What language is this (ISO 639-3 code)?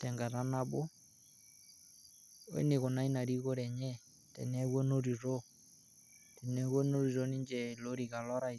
mas